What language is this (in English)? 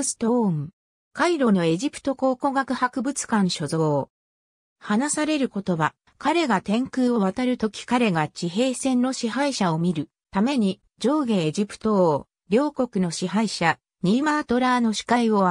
Japanese